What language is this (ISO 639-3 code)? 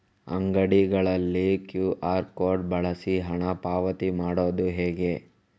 kan